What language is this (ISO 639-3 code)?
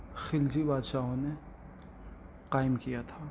urd